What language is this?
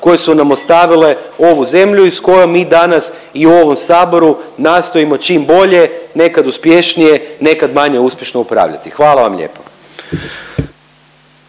Croatian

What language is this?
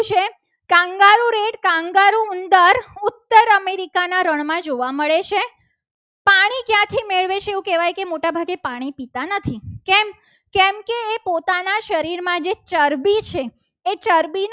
Gujarati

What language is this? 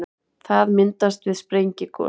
Icelandic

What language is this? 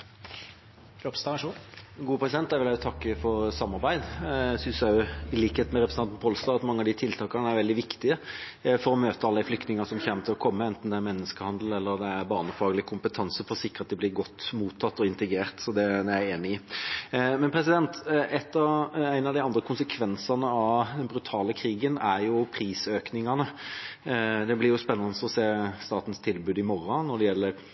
Norwegian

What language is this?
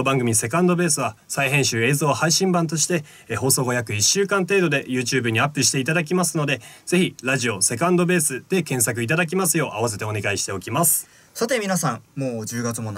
Japanese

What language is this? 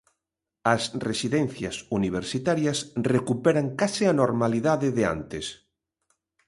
Galician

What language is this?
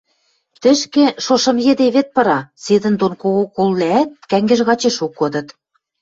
Western Mari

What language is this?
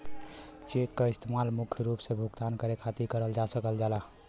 Bhojpuri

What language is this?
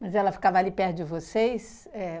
Portuguese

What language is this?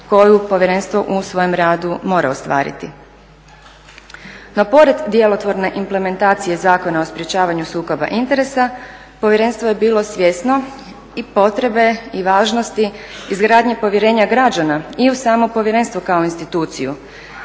Croatian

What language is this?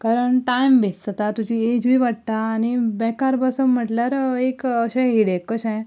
Konkani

